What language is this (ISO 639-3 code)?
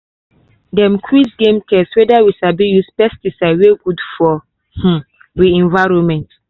pcm